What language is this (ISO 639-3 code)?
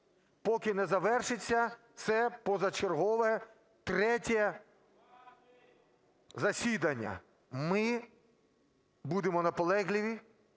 ukr